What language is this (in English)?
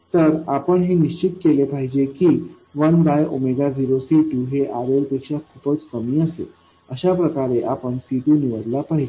Marathi